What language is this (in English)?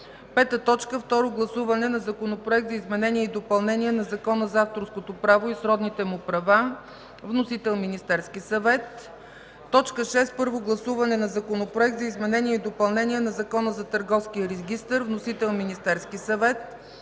Bulgarian